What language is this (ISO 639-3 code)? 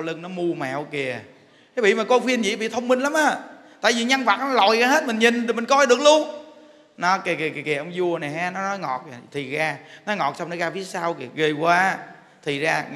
vie